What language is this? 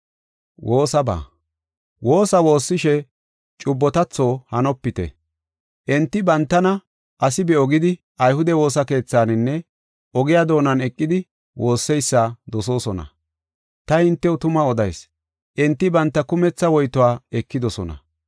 Gofa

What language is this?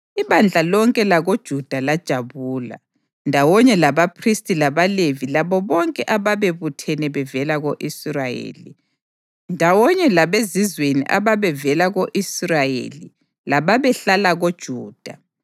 North Ndebele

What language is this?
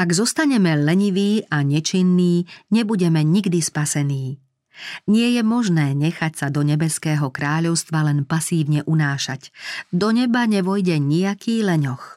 Slovak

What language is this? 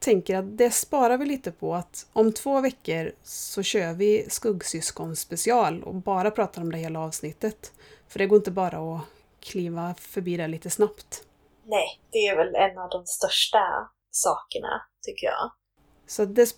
Swedish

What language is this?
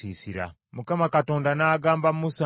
Ganda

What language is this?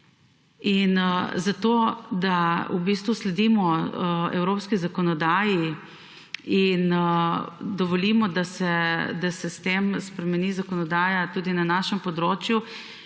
Slovenian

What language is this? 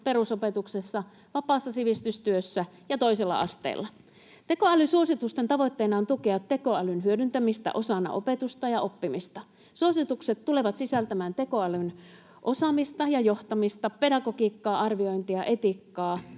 Finnish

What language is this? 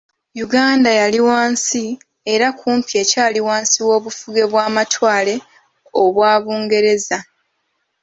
Ganda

